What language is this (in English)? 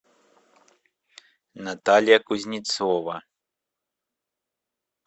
Russian